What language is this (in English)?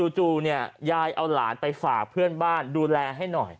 Thai